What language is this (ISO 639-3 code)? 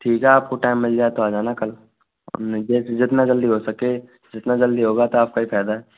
hin